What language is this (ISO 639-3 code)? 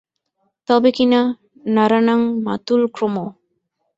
ben